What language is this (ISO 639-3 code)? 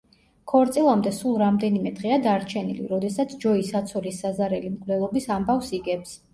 kat